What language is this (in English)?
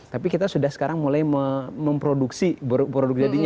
Indonesian